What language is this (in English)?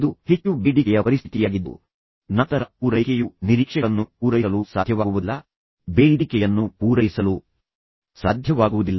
Kannada